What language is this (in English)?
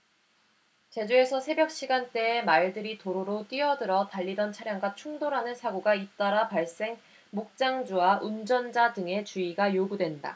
Korean